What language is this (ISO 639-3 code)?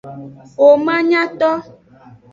ajg